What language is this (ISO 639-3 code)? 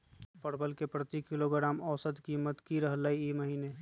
mag